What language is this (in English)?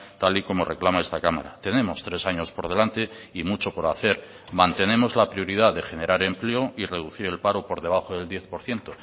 Spanish